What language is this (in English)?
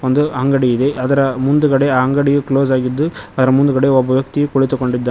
Kannada